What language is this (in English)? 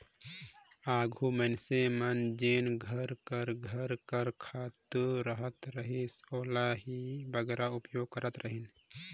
Chhattisgarhi